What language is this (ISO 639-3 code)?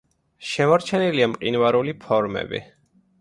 kat